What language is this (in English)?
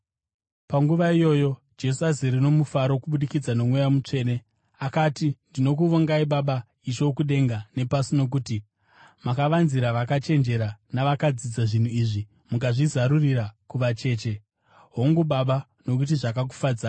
Shona